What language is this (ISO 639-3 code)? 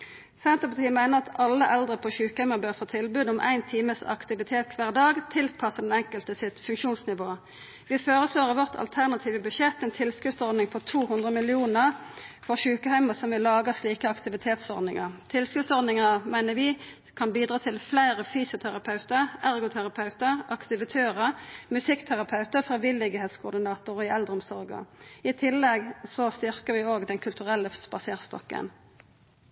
nno